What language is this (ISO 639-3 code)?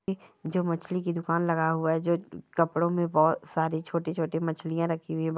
mwr